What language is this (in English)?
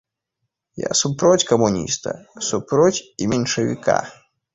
Belarusian